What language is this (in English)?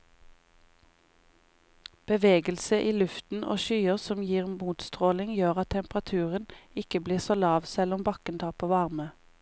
Norwegian